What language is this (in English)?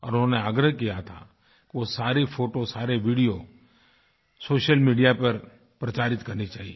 Hindi